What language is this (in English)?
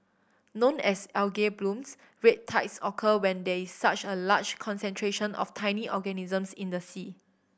English